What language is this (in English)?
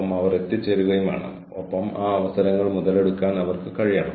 Malayalam